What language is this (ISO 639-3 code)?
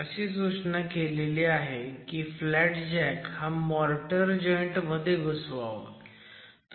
mar